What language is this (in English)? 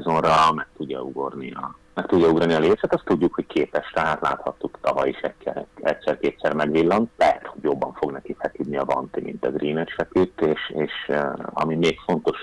Hungarian